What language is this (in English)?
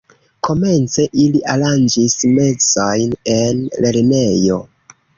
Esperanto